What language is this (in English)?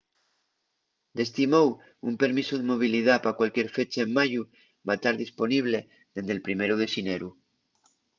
Asturian